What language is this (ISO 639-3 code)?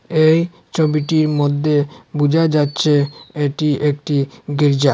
ben